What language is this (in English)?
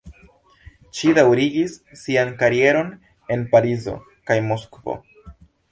Esperanto